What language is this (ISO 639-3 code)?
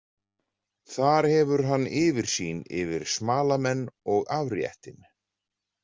isl